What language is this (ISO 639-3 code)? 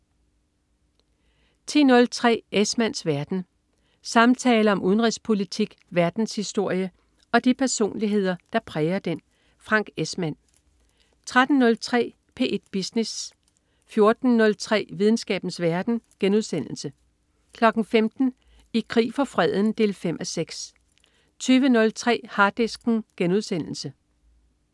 dan